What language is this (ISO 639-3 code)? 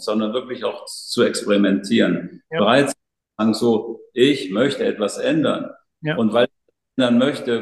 deu